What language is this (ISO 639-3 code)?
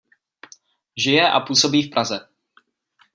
ces